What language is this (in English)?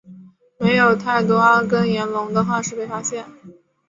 Chinese